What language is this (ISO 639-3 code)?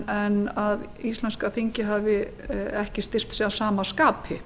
isl